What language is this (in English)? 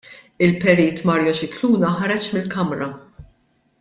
Maltese